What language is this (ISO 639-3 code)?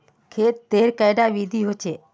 mag